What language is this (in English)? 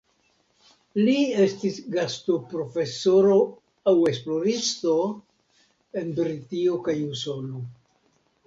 Esperanto